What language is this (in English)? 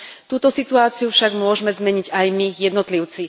Slovak